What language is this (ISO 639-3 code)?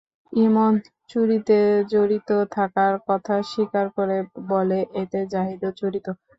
ben